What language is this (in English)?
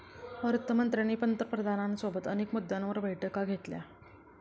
Marathi